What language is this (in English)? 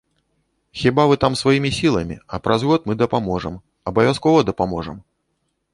Belarusian